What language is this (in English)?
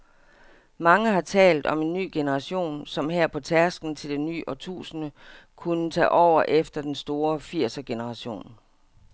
Danish